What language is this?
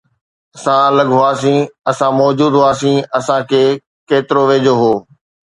Sindhi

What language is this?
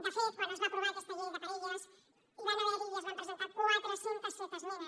Catalan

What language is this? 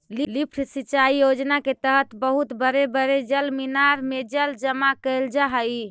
Magahi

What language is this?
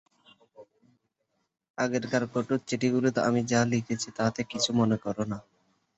Bangla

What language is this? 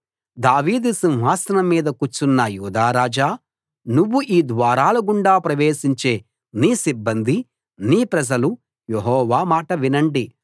Telugu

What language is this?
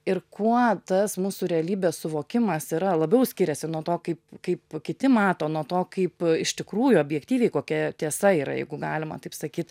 Lithuanian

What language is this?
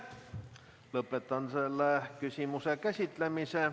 Estonian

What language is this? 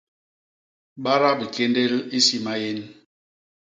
Basaa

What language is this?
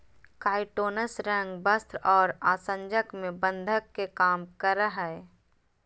Magahi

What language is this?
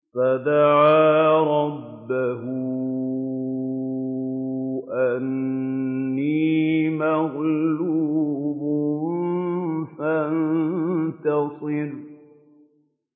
Arabic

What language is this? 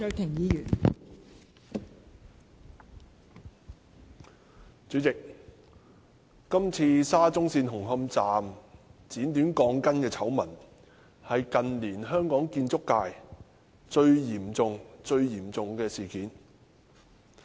Cantonese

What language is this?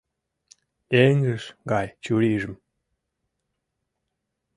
Mari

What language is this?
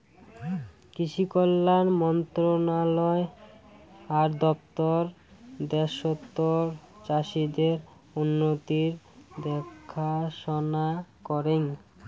Bangla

